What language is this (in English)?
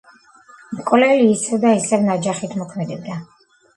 Georgian